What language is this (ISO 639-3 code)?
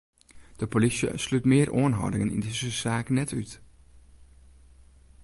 fry